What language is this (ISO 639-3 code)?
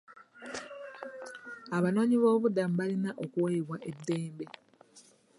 lug